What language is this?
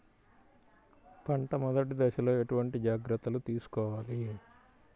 Telugu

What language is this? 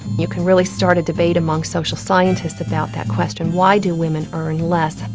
English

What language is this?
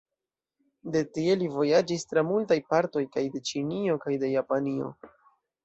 Esperanto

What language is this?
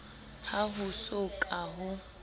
Southern Sotho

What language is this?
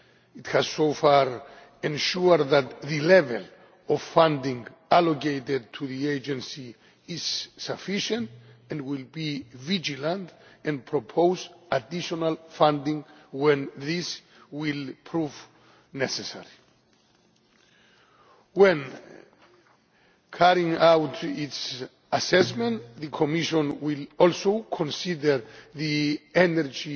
English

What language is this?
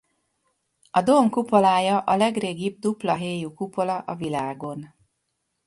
Hungarian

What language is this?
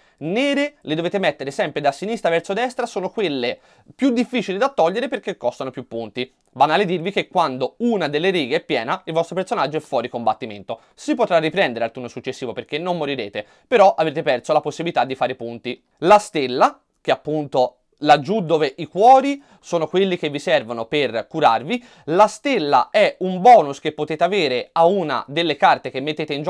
Italian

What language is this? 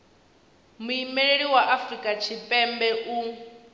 Venda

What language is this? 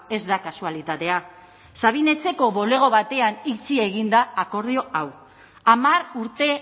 Basque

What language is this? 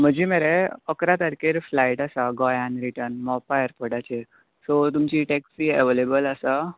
Konkani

